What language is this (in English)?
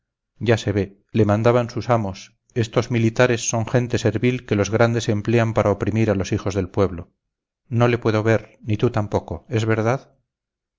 Spanish